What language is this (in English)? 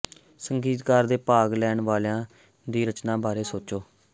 Punjabi